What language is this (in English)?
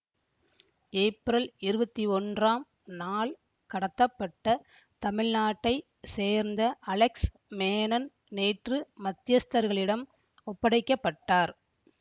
Tamil